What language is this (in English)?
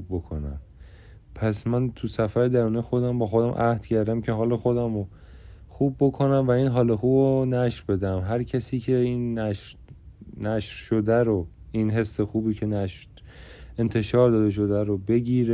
Persian